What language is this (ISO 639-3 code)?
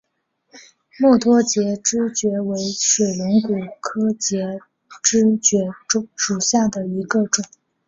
zho